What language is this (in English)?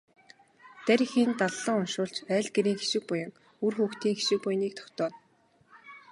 Mongolian